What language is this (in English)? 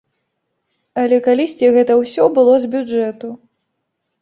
Belarusian